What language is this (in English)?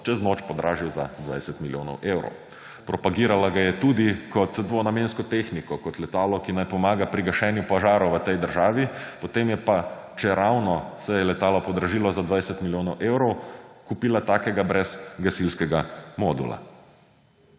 Slovenian